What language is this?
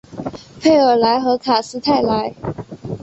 Chinese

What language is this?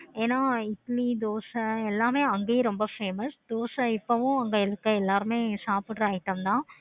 Tamil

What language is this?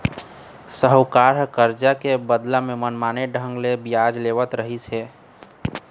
Chhattisgarhi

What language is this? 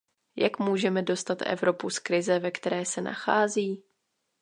Czech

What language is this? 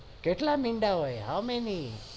Gujarati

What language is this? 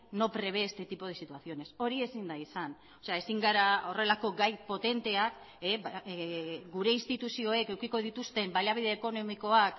Basque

